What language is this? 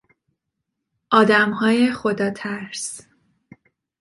Persian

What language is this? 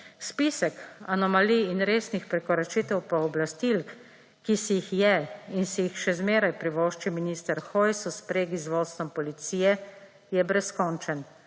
Slovenian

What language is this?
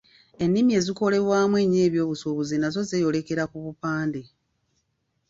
Ganda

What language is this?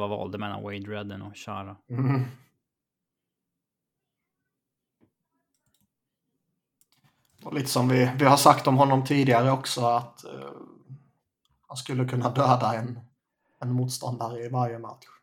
Swedish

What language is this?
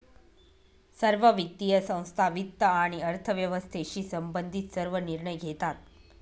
Marathi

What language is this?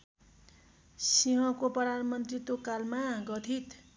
Nepali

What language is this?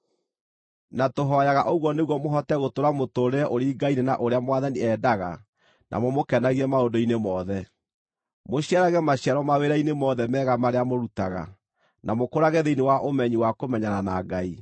Kikuyu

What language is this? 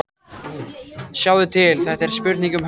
Icelandic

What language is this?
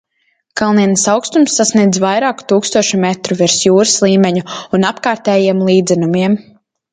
Latvian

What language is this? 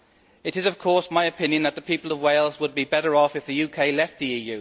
English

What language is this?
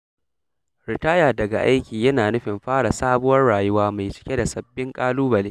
Hausa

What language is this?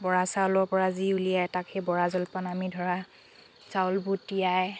Assamese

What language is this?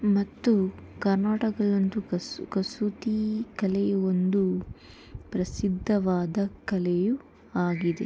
Kannada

